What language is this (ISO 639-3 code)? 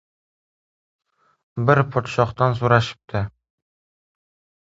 uzb